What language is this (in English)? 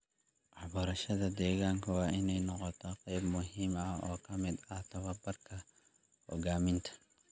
Somali